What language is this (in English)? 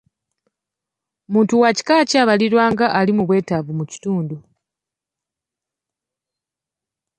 Ganda